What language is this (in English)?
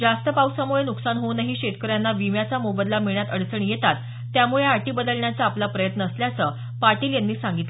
Marathi